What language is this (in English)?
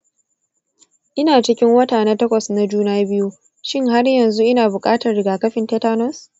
Hausa